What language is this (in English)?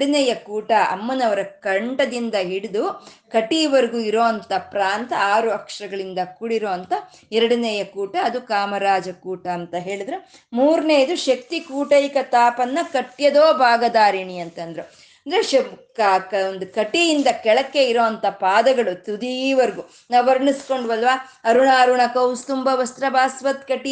Kannada